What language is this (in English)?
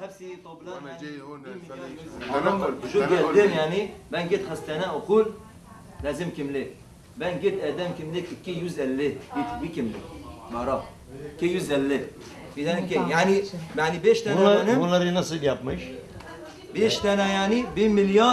Turkish